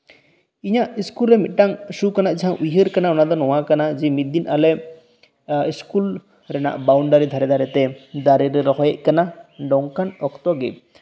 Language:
Santali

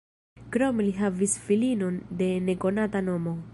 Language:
Esperanto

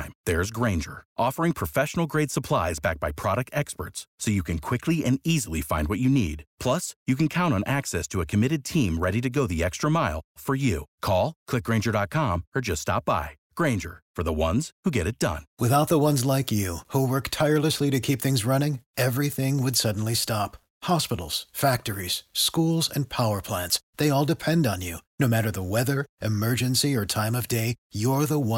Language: Romanian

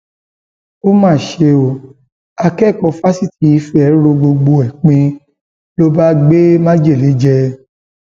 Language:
Yoruba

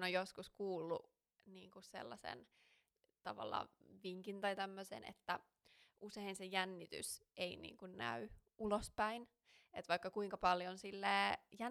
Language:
Finnish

